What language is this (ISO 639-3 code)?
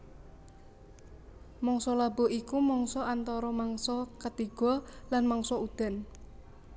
jav